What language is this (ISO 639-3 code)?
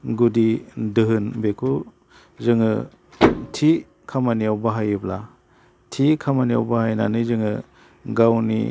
brx